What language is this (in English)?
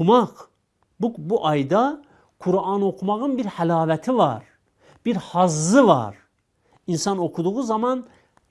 Turkish